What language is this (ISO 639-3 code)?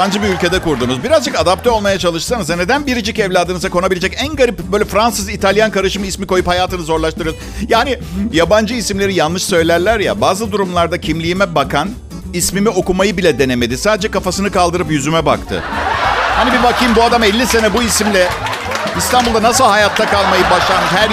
tur